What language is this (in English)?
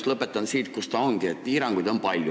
Estonian